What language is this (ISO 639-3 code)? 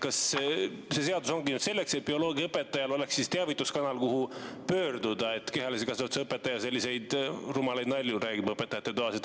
est